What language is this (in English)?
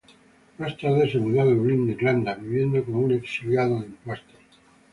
Spanish